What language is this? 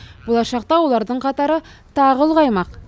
Kazakh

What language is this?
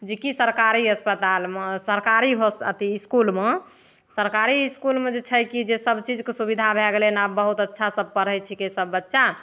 Maithili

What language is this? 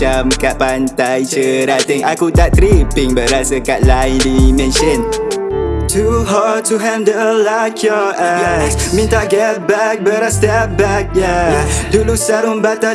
Malay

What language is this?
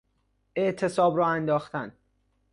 Persian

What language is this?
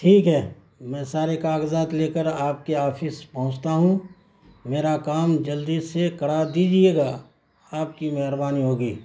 Urdu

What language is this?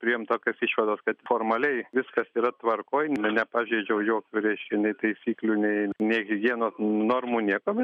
Lithuanian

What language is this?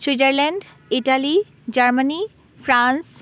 Assamese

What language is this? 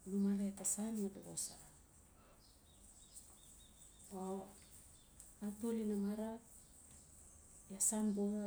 Notsi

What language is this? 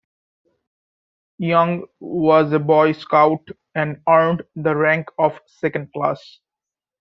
English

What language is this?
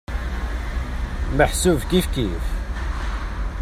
Kabyle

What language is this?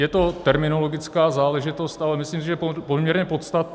Czech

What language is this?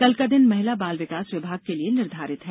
Hindi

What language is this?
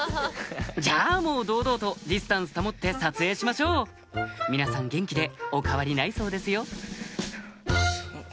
Japanese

